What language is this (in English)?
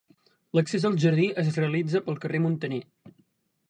Catalan